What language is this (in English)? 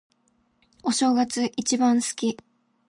Japanese